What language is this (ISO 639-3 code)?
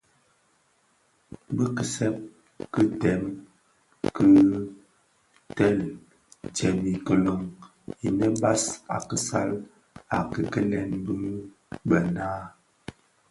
ksf